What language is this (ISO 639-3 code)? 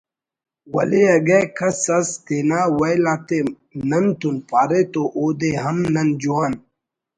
brh